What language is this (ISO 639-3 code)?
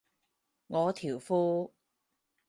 yue